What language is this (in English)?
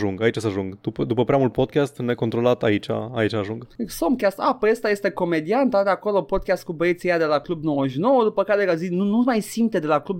Romanian